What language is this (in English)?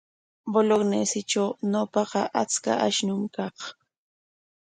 Corongo Ancash Quechua